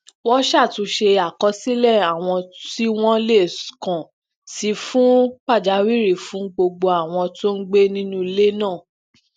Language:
Yoruba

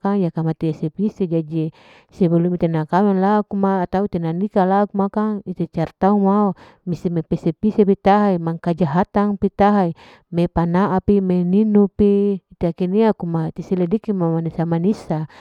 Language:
Larike-Wakasihu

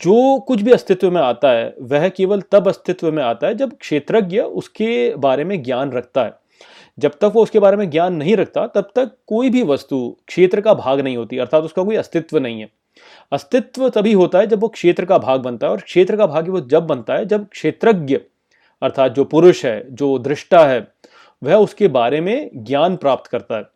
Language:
Hindi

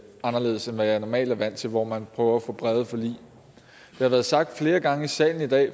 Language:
Danish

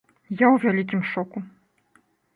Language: Belarusian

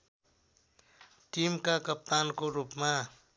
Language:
Nepali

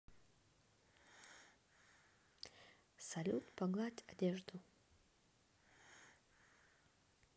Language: Russian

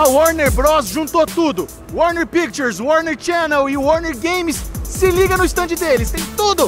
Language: Portuguese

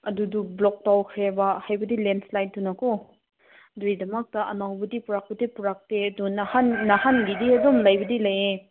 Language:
Manipuri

